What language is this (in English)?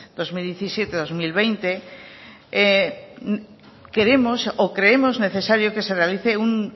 Spanish